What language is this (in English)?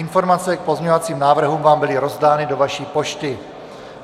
Czech